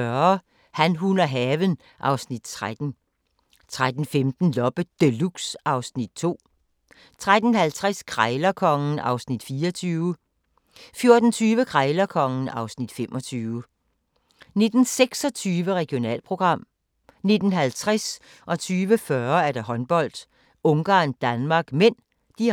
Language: Danish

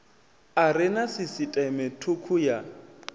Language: Venda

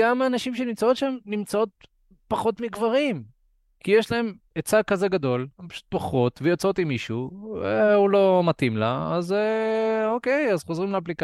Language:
Hebrew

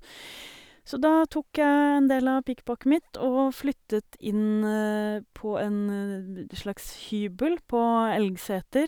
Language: Norwegian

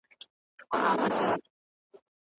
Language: Pashto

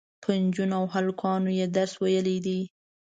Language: Pashto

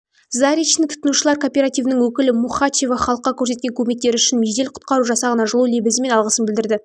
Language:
Kazakh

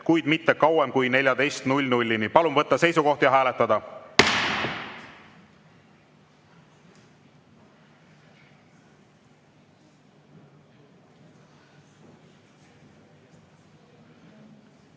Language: Estonian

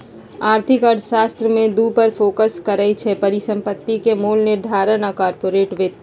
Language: Magahi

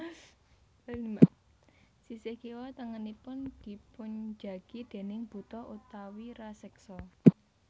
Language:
Javanese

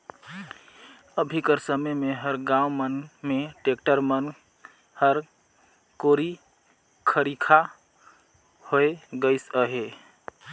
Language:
Chhattisgarhi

